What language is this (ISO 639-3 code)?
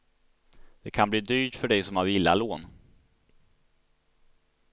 swe